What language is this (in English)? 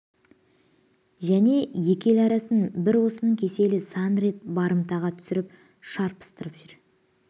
Kazakh